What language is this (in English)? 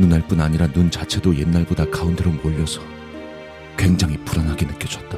Korean